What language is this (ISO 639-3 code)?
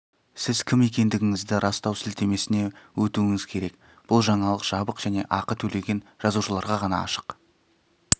kaz